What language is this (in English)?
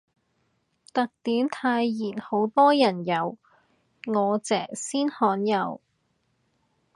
Cantonese